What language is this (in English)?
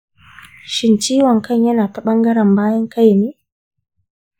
Hausa